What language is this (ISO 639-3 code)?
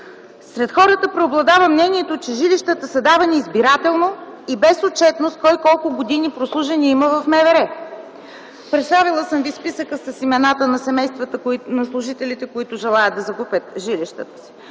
bul